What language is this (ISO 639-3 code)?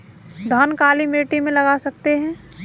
hin